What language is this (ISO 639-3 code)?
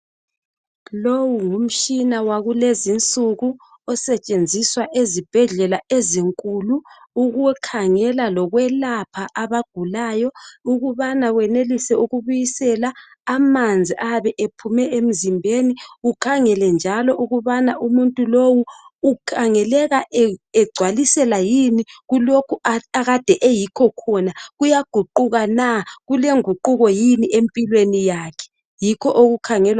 nde